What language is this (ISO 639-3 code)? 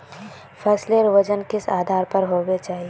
mag